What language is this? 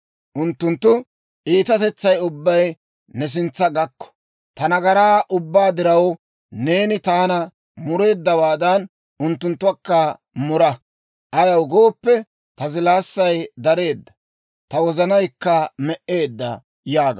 Dawro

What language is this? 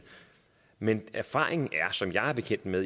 Danish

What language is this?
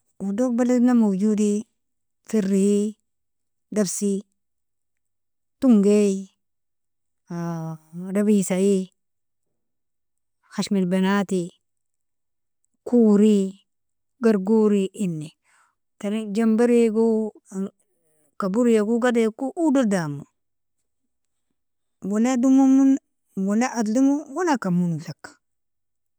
Nobiin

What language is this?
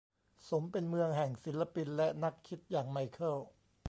Thai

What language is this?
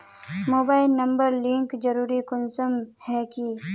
Magahi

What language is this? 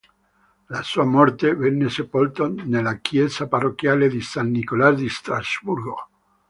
Italian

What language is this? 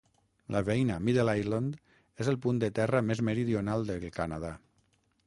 Catalan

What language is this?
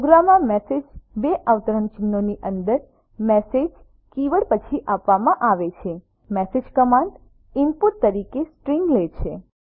Gujarati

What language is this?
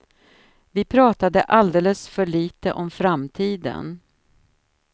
Swedish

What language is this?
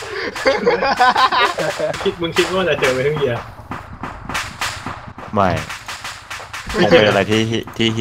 Thai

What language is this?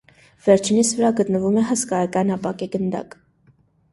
Armenian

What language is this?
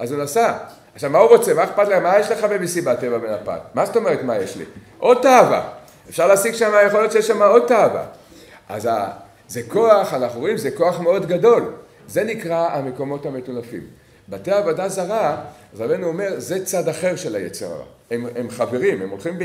Hebrew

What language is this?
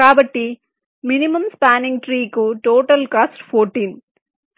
Telugu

